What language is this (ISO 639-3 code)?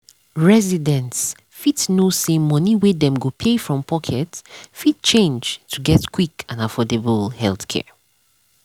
pcm